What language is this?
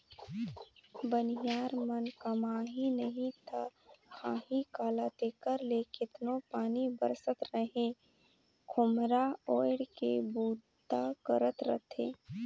Chhattisgarhi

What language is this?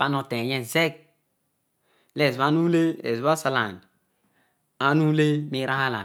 Odual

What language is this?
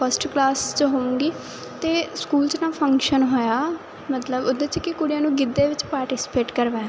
Punjabi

